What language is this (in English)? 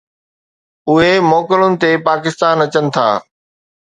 Sindhi